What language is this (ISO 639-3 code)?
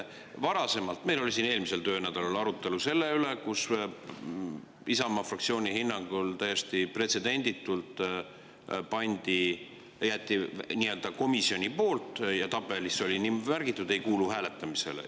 est